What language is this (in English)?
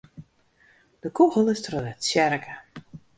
Western Frisian